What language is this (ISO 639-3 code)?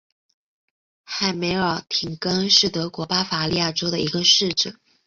zho